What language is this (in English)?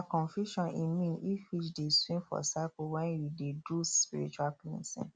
Nigerian Pidgin